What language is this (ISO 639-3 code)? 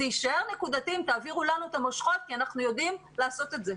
heb